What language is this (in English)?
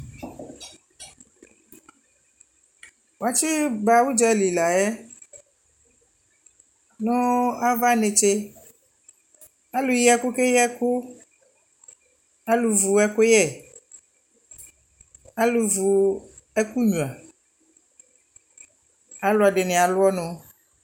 Ikposo